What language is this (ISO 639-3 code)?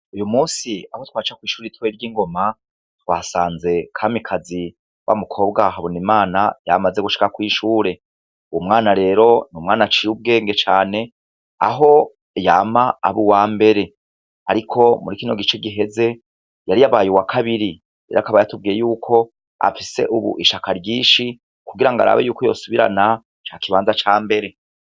run